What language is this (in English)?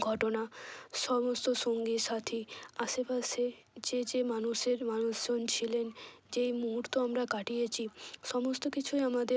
Bangla